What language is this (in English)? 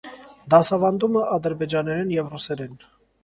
Armenian